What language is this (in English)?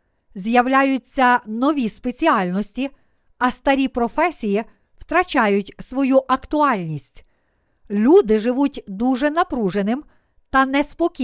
Ukrainian